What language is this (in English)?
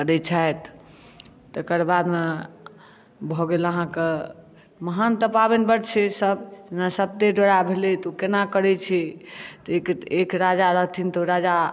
Maithili